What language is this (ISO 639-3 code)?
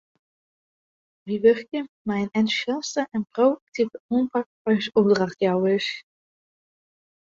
fry